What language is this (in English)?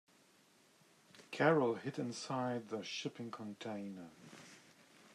English